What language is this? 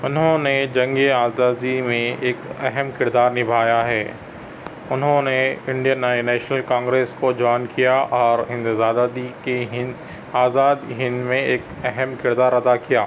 Urdu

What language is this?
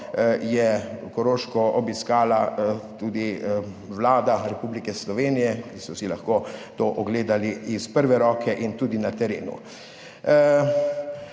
Slovenian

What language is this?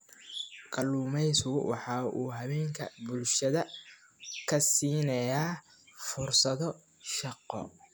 Somali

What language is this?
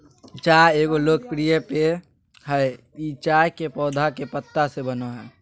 Magahi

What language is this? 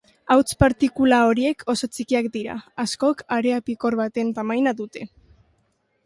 Basque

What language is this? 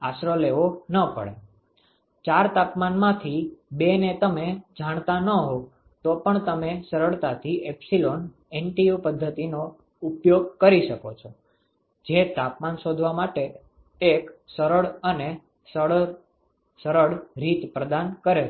Gujarati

